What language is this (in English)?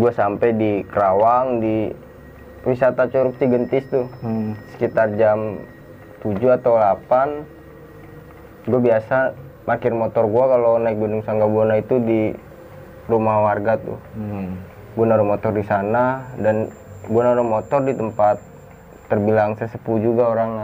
Indonesian